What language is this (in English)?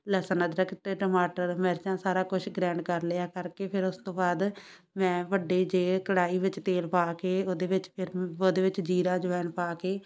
Punjabi